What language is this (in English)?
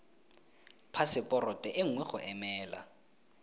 Tswana